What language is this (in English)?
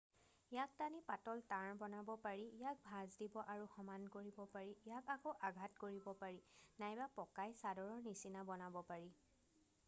Assamese